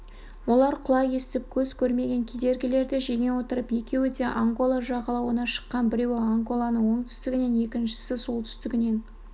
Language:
Kazakh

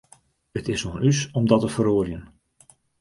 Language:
Western Frisian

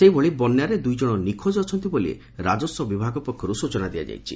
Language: Odia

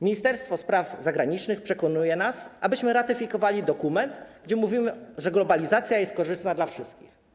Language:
Polish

